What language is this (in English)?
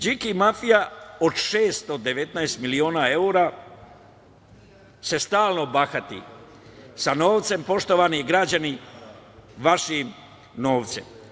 Serbian